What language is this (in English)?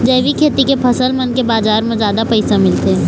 Chhattisgarhi